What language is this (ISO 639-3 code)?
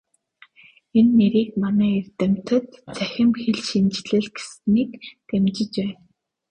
mon